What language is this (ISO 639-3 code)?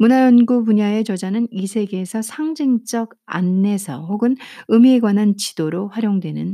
kor